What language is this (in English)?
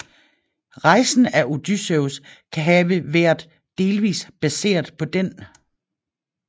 Danish